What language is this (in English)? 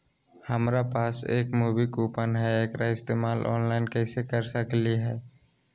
Magahi